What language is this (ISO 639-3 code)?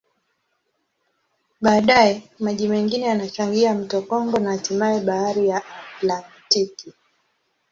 swa